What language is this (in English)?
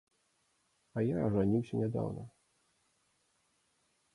Belarusian